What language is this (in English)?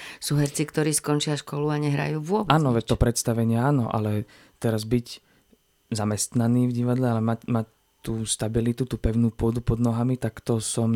Slovak